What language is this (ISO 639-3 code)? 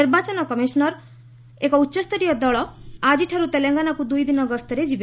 ori